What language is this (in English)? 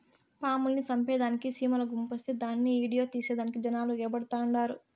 Telugu